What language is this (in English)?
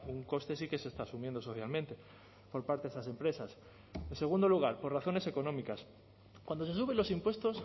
Spanish